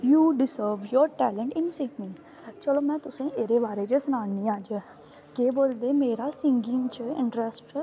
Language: Dogri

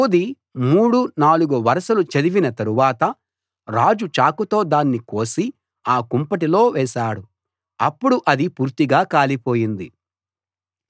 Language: Telugu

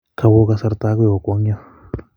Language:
Kalenjin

